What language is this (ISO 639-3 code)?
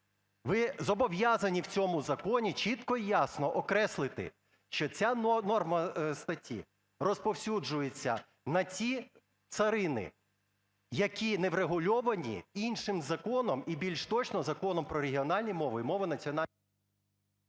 ukr